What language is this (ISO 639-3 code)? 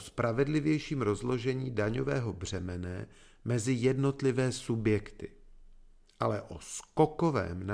ces